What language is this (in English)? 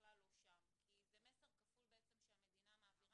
Hebrew